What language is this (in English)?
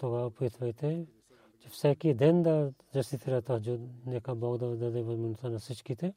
Bulgarian